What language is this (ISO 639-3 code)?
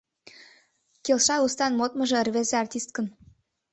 chm